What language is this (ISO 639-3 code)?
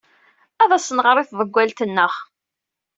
kab